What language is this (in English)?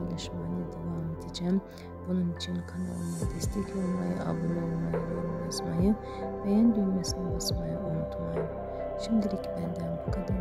Turkish